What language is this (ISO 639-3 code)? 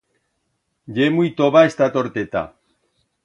arg